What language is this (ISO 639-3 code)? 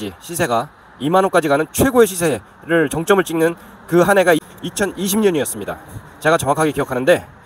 kor